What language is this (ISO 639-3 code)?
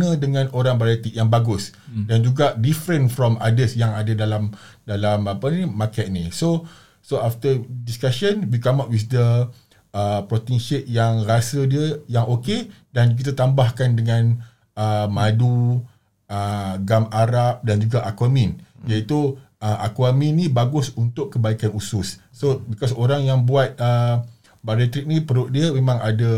msa